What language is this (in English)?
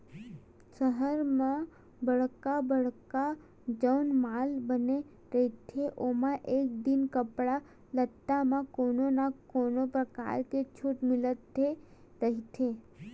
Chhattisgarhi